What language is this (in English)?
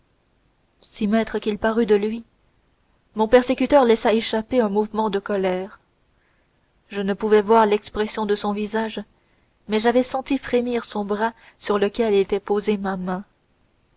French